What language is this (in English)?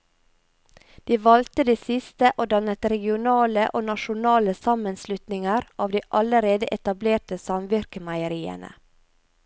Norwegian